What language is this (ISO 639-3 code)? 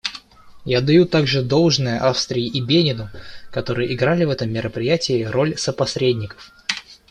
rus